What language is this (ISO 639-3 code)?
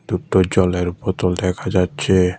ben